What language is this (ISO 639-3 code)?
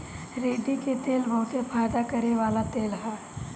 bho